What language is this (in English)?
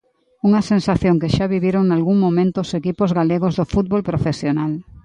Galician